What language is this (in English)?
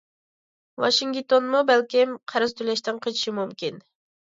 Uyghur